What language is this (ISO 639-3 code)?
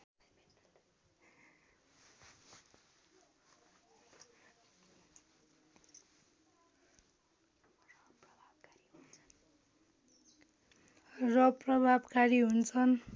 nep